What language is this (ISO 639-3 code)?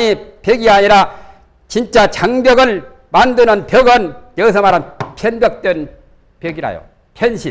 kor